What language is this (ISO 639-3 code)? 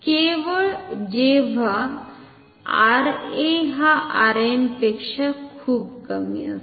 mar